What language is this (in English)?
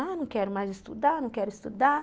Portuguese